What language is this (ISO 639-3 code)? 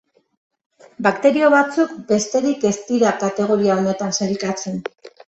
eus